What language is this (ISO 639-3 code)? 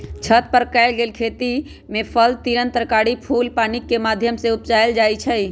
mag